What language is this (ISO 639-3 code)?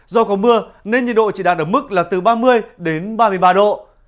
vie